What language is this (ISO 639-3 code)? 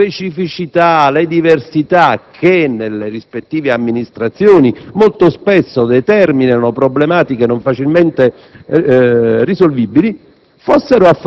ita